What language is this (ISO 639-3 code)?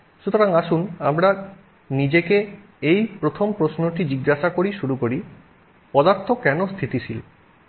ben